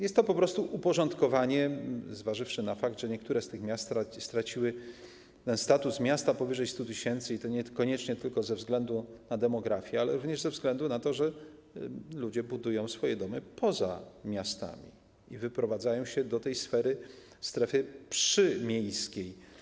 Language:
Polish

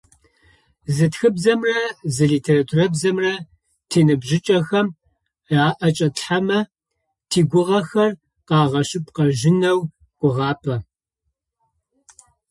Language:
Adyghe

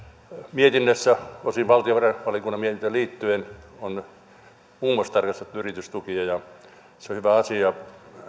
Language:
Finnish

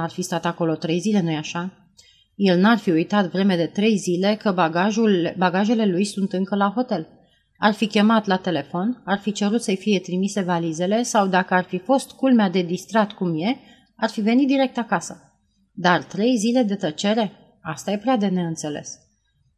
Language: Romanian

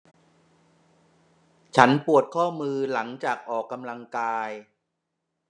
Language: Thai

